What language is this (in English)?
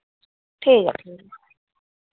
Dogri